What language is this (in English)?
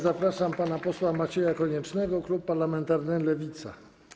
Polish